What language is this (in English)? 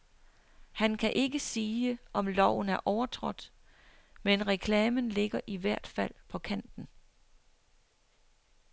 Danish